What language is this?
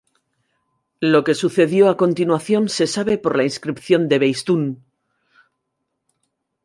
Spanish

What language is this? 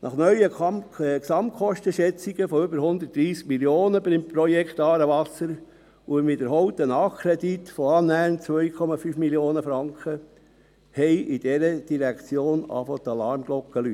Swiss German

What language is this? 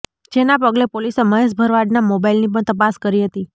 Gujarati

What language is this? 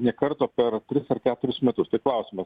Lithuanian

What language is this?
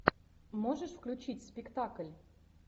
Russian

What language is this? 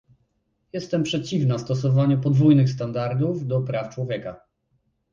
Polish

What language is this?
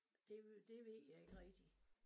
Danish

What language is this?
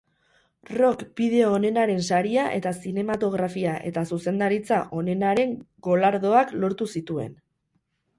Basque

